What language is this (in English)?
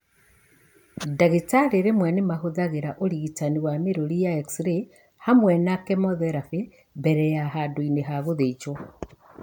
Kikuyu